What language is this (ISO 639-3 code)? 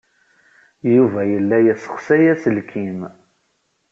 kab